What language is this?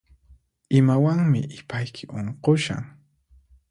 Puno Quechua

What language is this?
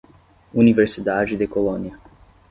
Portuguese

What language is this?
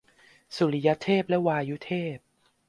Thai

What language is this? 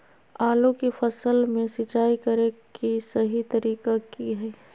Magahi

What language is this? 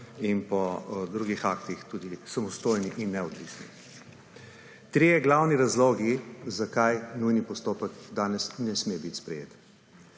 Slovenian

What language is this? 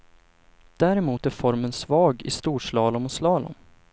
Swedish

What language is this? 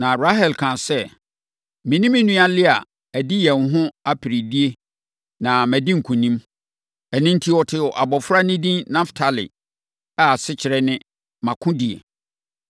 Akan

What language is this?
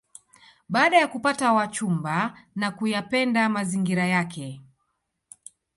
Swahili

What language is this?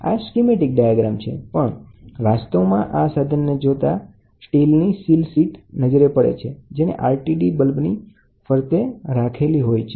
Gujarati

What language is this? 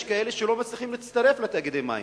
Hebrew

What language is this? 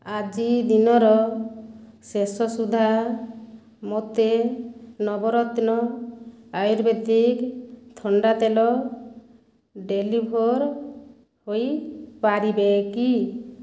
Odia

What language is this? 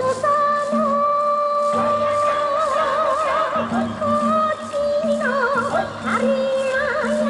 Japanese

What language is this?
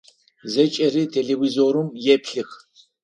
Adyghe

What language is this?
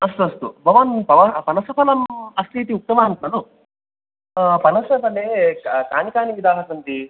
Sanskrit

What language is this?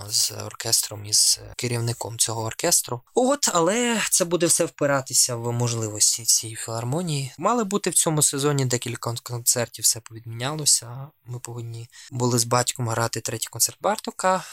Ukrainian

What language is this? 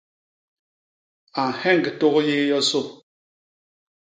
Basaa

